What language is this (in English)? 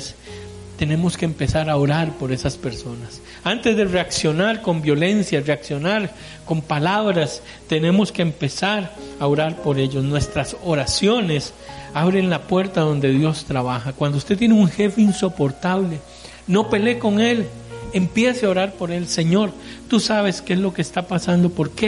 Spanish